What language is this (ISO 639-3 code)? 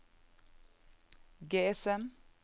nor